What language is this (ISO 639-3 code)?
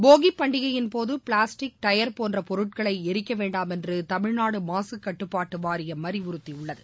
tam